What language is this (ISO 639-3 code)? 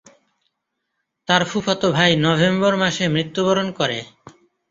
ben